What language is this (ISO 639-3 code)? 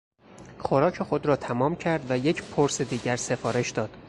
fas